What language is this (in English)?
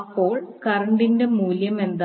Malayalam